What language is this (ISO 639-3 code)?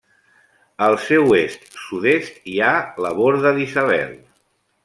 cat